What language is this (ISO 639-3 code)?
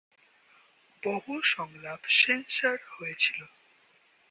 ben